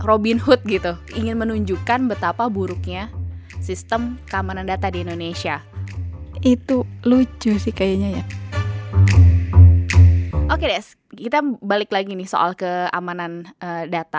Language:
Indonesian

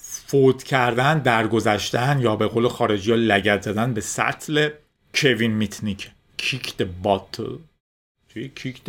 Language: Persian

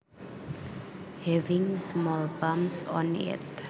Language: Javanese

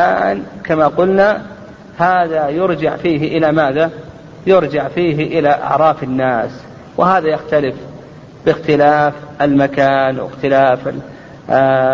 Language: Arabic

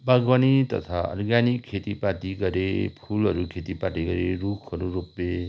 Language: Nepali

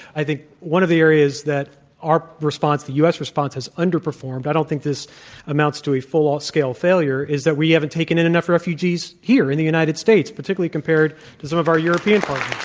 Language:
English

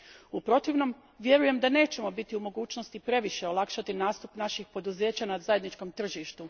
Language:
Croatian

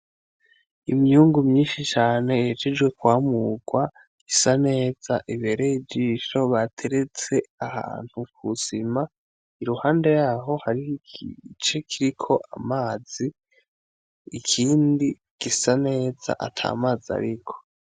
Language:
Rundi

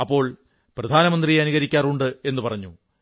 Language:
Malayalam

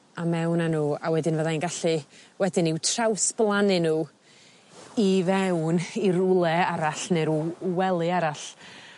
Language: Welsh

